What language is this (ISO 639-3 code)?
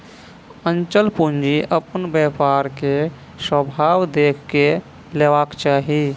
mai